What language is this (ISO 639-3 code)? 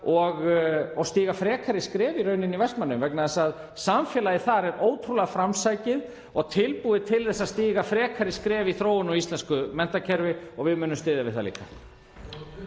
isl